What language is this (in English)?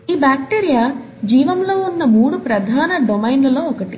Telugu